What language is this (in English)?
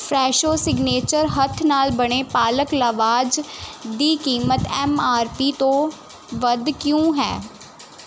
Punjabi